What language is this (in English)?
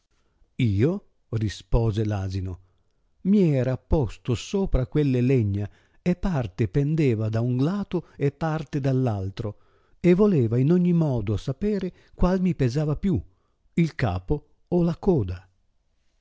Italian